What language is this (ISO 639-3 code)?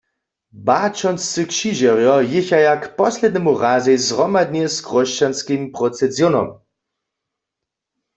hsb